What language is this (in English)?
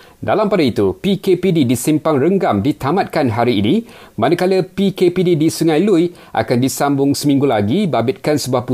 Malay